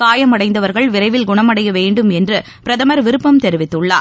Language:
Tamil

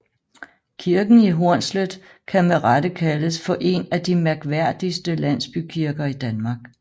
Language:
Danish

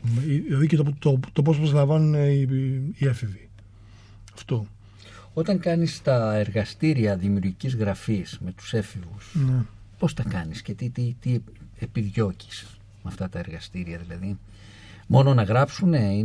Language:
Greek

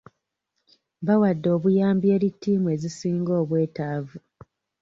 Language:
Ganda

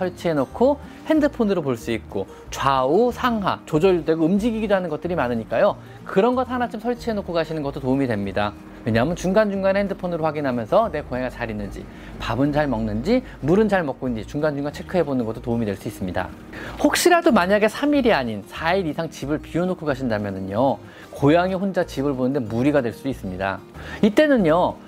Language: Korean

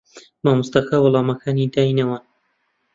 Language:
Central Kurdish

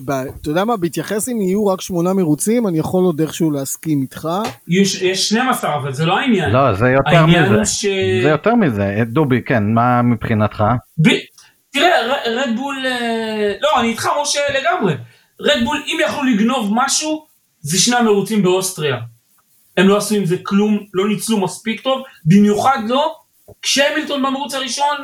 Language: Hebrew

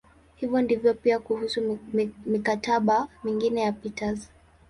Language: Swahili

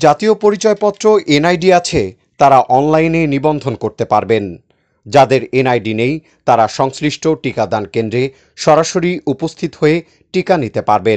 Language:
Hindi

